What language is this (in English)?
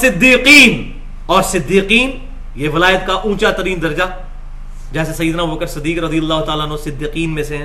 Urdu